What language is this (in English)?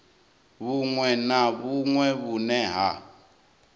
Venda